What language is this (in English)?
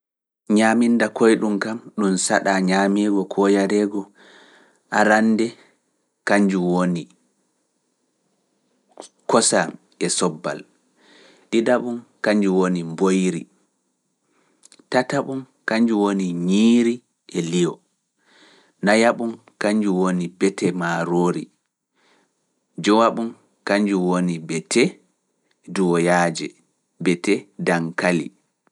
Fula